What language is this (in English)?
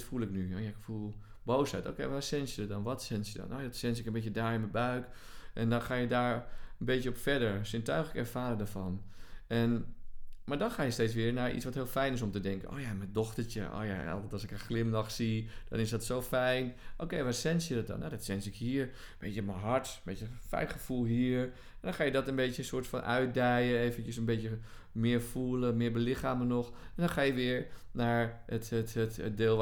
Dutch